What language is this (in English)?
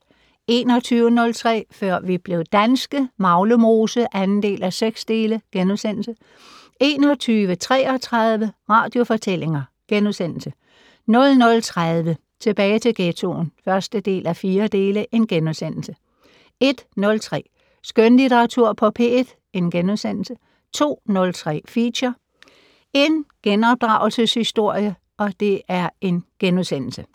Danish